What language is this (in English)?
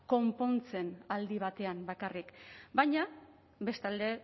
Basque